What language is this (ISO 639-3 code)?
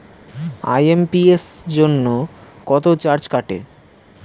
ben